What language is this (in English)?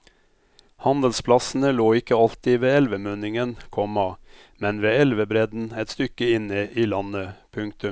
Norwegian